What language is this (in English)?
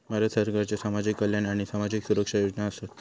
Marathi